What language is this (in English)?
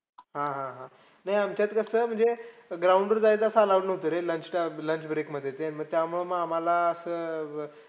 Marathi